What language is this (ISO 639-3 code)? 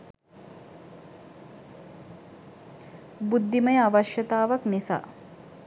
sin